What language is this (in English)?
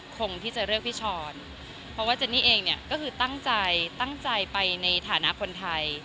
Thai